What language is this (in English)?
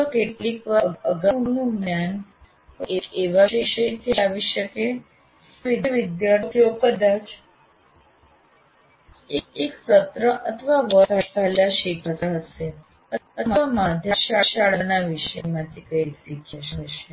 Gujarati